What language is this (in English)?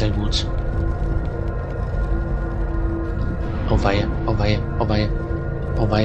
German